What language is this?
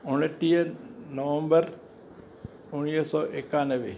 Sindhi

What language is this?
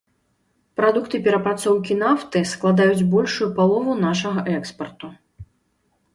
Belarusian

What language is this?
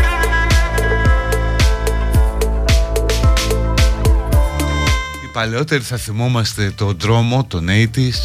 Greek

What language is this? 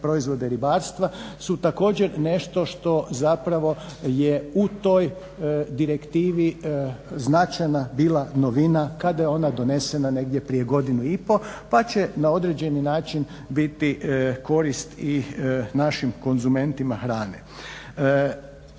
Croatian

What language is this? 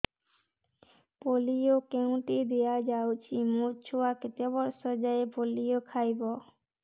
Odia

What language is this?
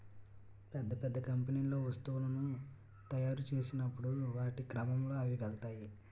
Telugu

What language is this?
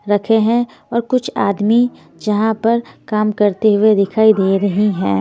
Hindi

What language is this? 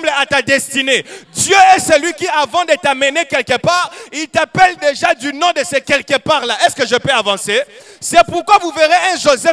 French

